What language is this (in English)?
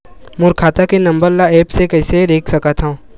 Chhattisgarhi